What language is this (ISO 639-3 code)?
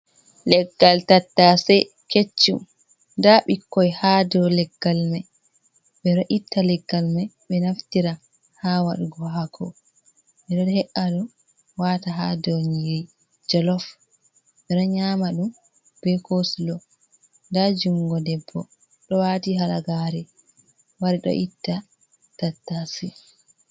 ful